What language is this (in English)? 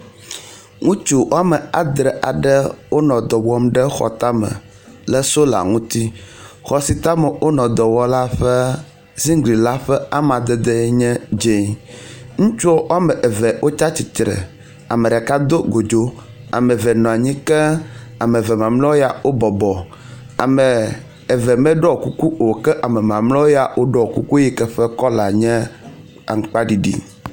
Ewe